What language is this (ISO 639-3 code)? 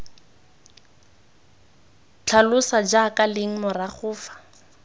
tsn